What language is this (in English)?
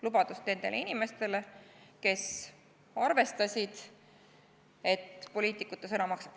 Estonian